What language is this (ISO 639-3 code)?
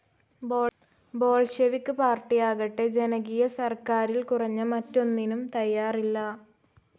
mal